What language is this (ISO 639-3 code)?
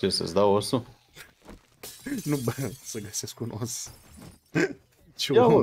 ron